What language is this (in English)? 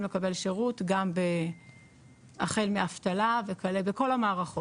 Hebrew